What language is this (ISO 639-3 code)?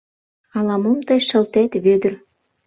chm